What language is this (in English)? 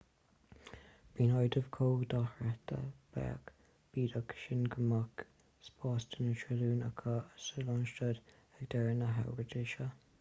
Irish